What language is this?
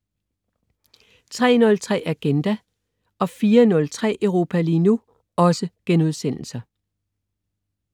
Danish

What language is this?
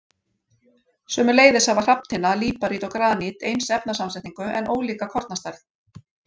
Icelandic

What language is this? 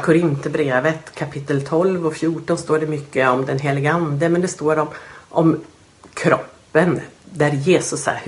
Swedish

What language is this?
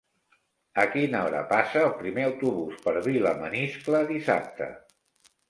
Catalan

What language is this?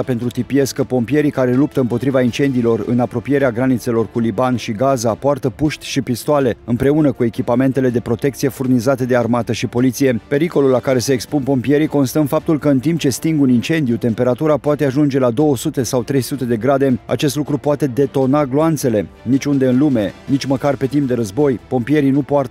Romanian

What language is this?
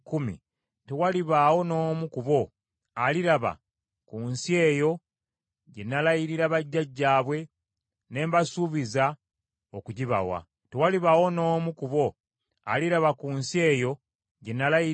Ganda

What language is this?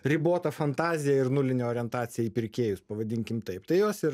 Lithuanian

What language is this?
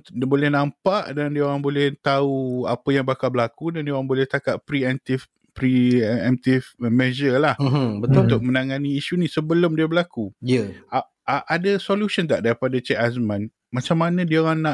Malay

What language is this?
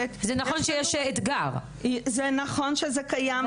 Hebrew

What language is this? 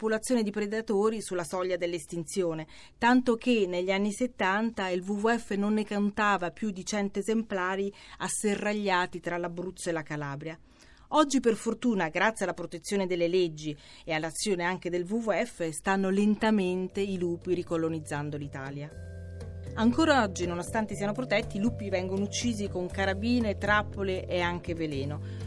Italian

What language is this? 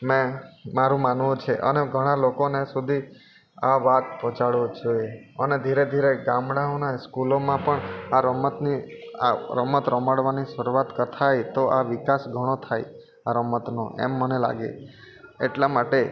Gujarati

